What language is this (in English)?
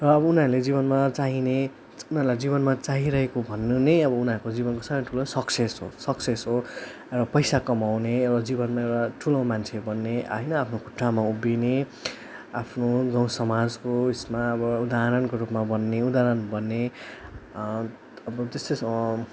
Nepali